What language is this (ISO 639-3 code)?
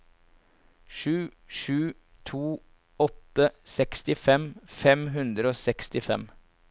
nor